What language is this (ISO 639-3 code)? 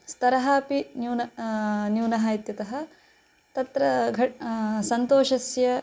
san